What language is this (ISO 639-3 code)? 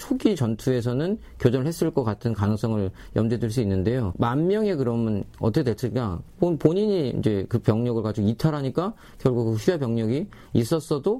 kor